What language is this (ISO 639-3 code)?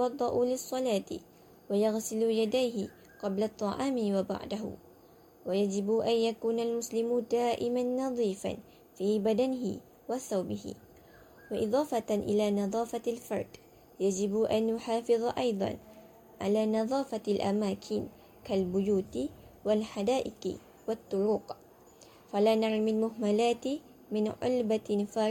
msa